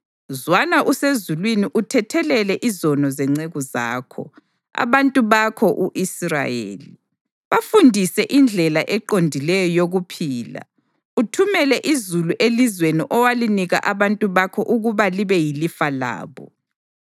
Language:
North Ndebele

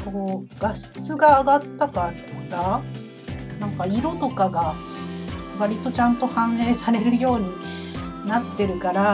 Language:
Japanese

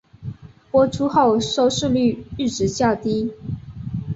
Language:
Chinese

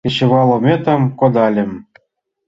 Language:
Mari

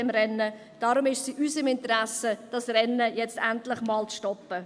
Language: Swiss German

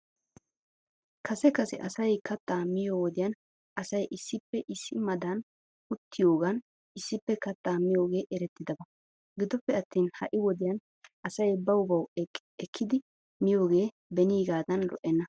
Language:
Wolaytta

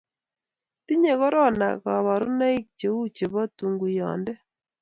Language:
Kalenjin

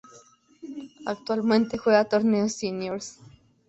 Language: Spanish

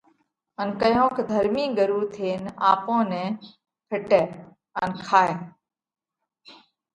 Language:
Parkari Koli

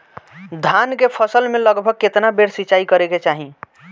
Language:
Bhojpuri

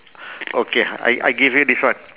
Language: English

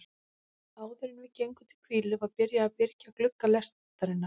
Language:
Icelandic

